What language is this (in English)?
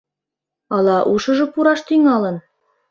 Mari